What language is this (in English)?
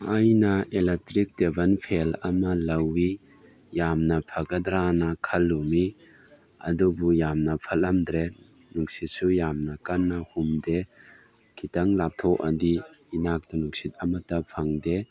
Manipuri